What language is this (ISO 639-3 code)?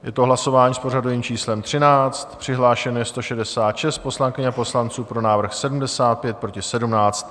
ces